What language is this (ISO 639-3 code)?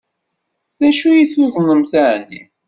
kab